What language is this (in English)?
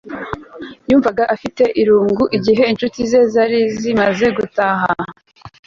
Kinyarwanda